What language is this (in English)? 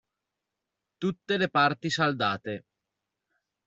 Italian